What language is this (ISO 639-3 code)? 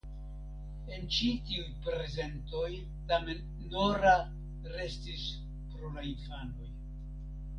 epo